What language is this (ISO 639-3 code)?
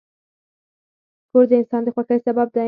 pus